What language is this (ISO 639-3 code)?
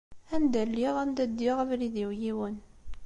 kab